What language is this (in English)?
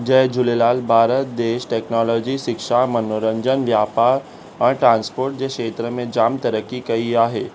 Sindhi